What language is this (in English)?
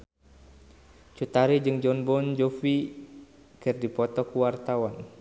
Sundanese